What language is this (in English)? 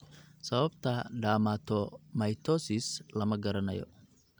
Somali